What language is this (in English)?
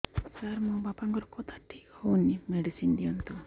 Odia